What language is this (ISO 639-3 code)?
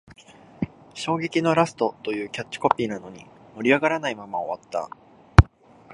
jpn